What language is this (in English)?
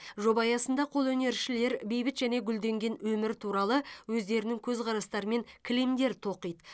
Kazakh